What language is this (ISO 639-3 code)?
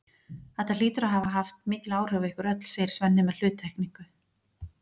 isl